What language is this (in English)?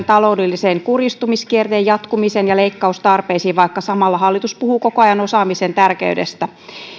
Finnish